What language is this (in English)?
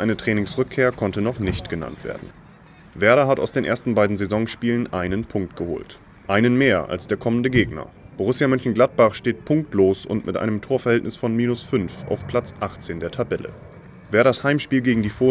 German